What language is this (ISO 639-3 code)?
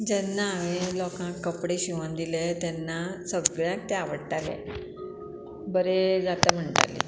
kok